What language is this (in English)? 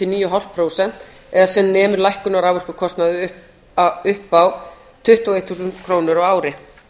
Icelandic